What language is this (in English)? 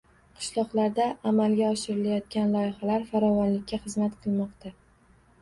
Uzbek